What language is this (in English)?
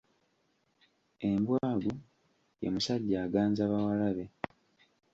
Ganda